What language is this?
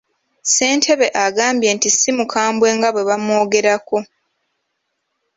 Ganda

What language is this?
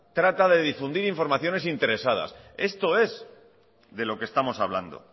Spanish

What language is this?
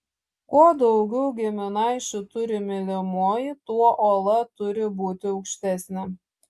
Lithuanian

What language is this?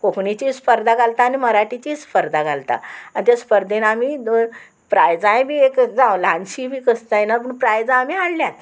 Konkani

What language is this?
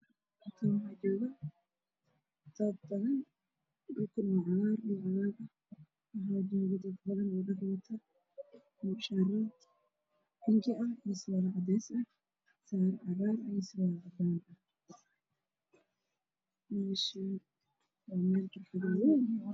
Somali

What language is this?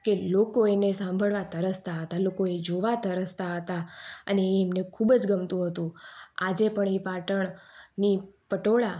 Gujarati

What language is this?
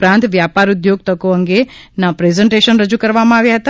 Gujarati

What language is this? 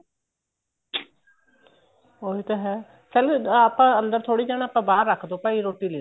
Punjabi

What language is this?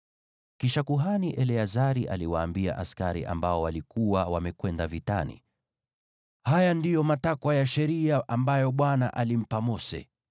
Swahili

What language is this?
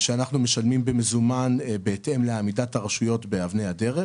Hebrew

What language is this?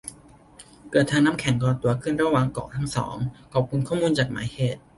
Thai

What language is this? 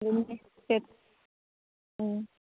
Manipuri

